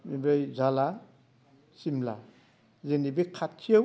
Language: Bodo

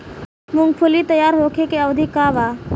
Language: Bhojpuri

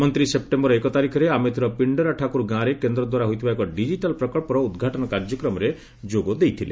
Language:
Odia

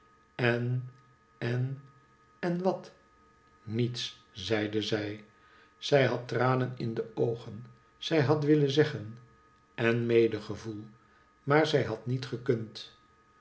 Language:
Dutch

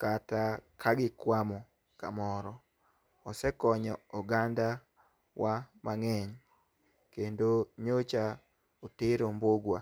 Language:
Luo (Kenya and Tanzania)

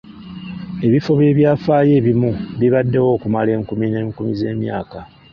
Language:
Ganda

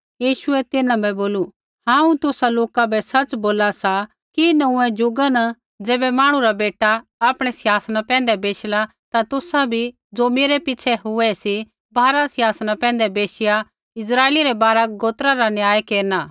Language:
Kullu Pahari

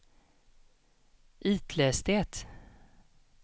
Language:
Swedish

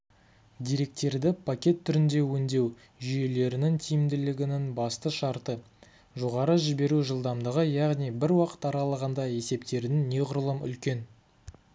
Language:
Kazakh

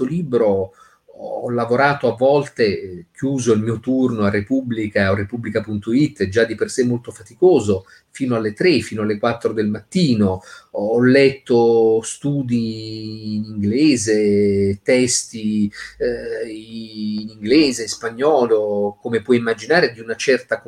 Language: Italian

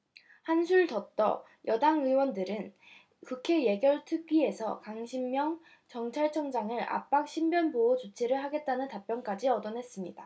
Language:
Korean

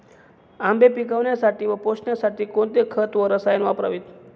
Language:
Marathi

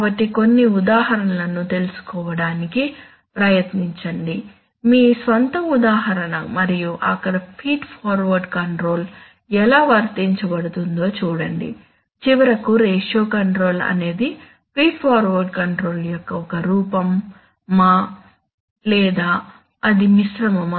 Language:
Telugu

